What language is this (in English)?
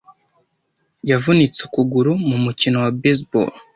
Kinyarwanda